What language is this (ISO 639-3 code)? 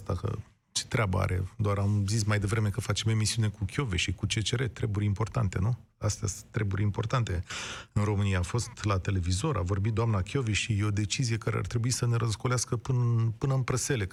ron